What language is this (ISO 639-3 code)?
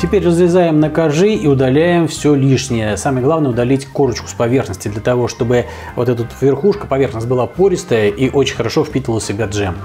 rus